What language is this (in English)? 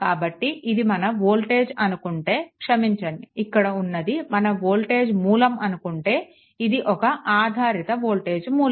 Telugu